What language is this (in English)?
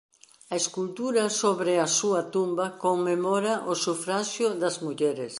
Galician